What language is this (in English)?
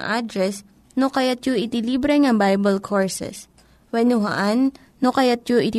Filipino